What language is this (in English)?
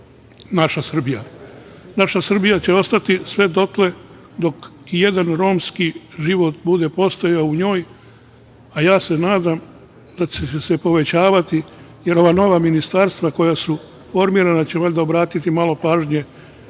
Serbian